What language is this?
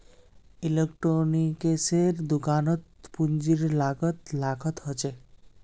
Magahi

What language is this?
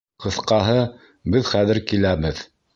Bashkir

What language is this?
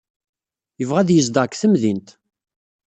Kabyle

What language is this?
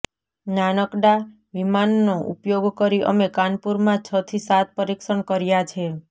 Gujarati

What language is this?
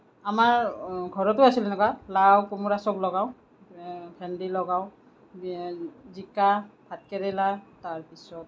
Assamese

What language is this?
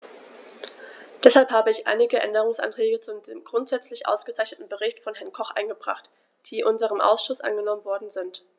German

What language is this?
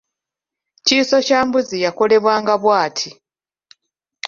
Ganda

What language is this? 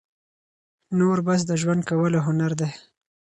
Pashto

